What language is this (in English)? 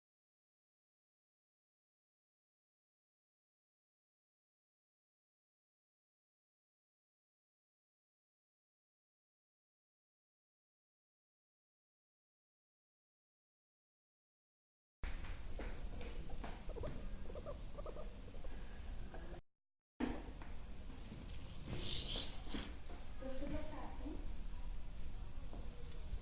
Italian